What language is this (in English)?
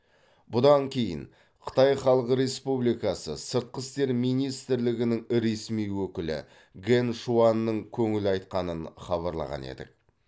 Kazakh